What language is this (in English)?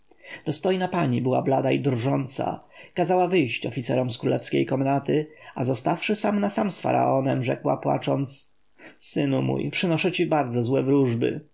Polish